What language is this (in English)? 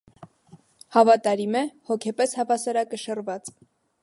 Armenian